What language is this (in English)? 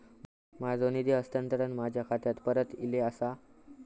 Marathi